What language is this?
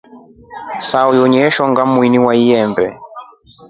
Rombo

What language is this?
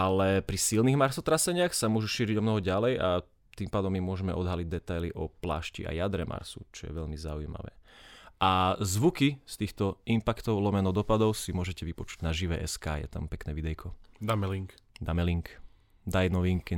Slovak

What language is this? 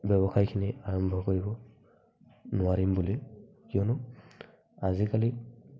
Assamese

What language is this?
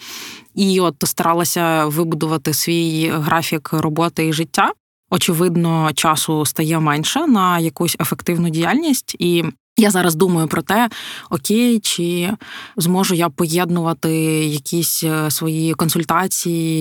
Ukrainian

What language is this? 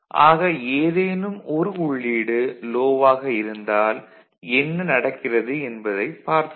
Tamil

